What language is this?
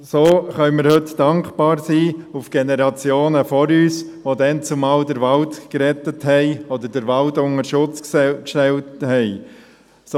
Swiss German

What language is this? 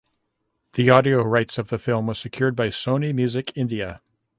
English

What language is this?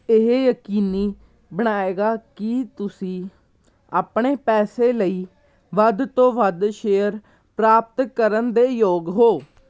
Punjabi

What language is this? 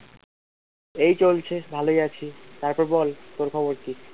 Bangla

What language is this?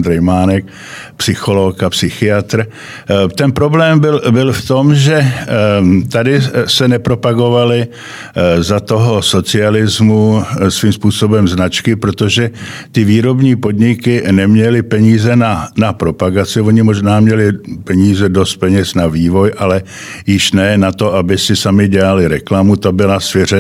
Czech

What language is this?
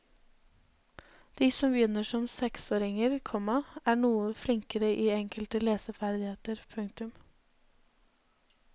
Norwegian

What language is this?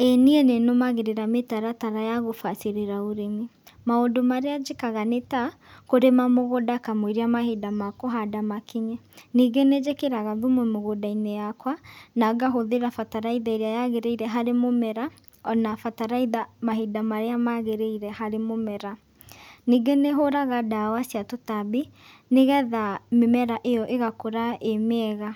Kikuyu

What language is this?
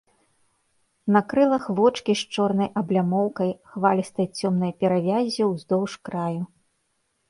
Belarusian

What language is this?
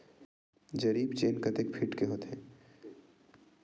Chhattisgarhi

